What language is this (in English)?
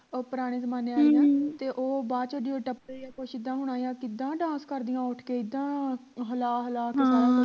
Punjabi